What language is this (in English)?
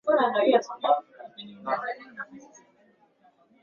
Swahili